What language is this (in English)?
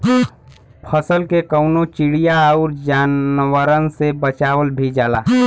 Bhojpuri